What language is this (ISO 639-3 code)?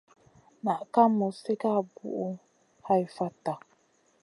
mcn